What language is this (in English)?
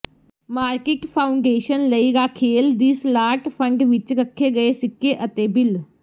Punjabi